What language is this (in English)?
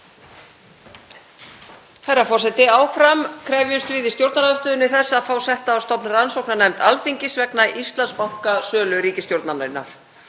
Icelandic